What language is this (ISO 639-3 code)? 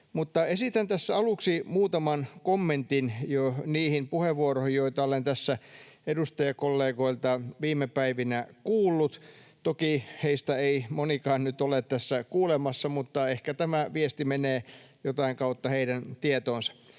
fin